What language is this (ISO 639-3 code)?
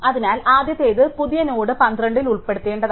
mal